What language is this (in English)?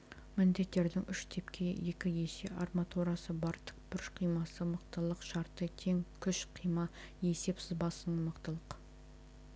Kazakh